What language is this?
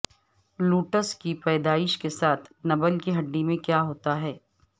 Urdu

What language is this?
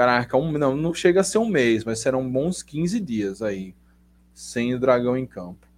Portuguese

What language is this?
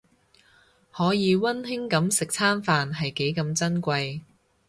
Cantonese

